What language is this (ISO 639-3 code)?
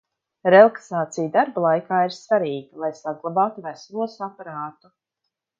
lav